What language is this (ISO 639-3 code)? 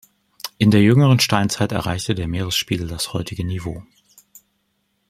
deu